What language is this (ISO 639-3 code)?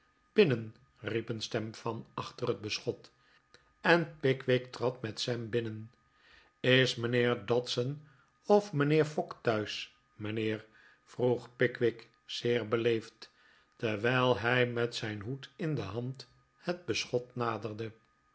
nld